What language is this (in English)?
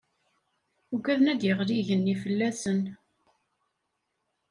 Kabyle